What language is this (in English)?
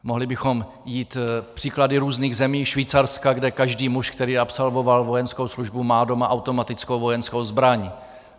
Czech